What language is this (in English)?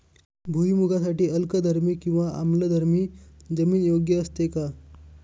Marathi